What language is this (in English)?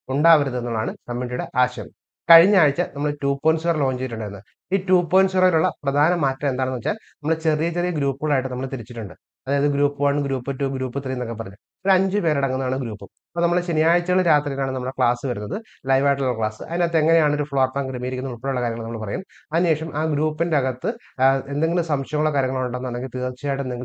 Malayalam